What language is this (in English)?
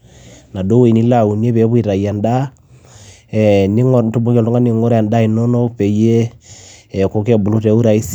Masai